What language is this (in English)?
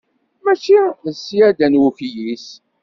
Kabyle